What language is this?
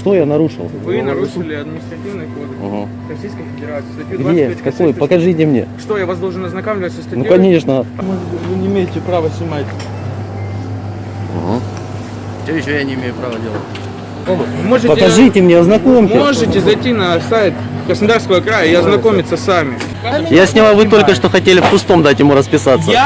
Russian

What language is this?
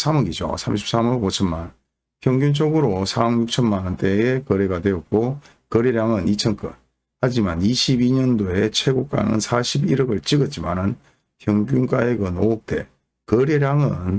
Korean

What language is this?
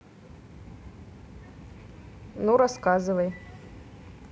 Russian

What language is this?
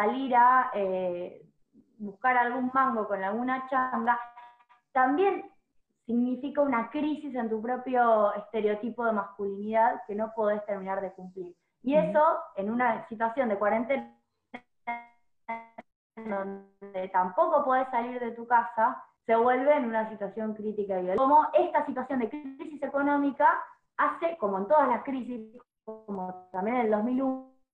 Spanish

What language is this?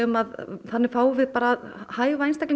Icelandic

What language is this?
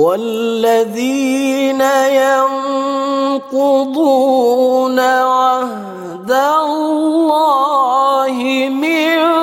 Arabic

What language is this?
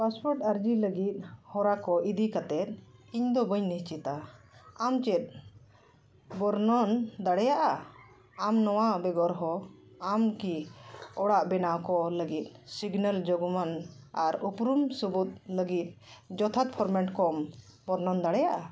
Santali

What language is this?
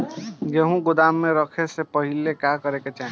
Bhojpuri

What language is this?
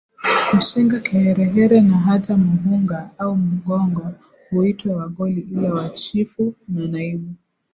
Swahili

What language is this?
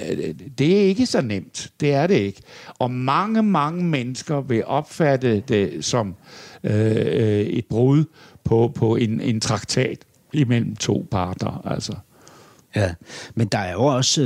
Danish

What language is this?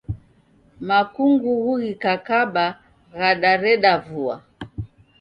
Taita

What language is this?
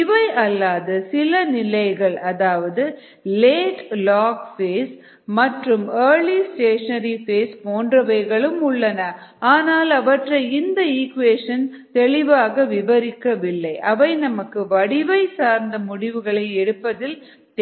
Tamil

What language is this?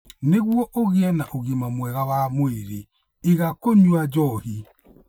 Kikuyu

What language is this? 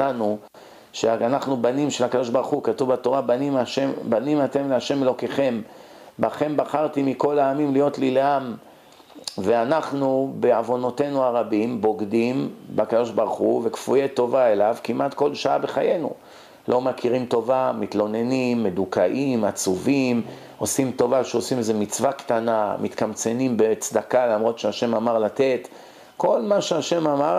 Hebrew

